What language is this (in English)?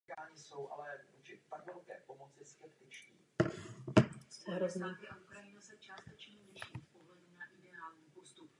Czech